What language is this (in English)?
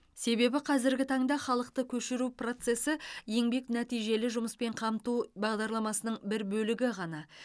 Kazakh